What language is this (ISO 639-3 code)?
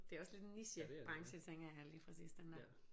dan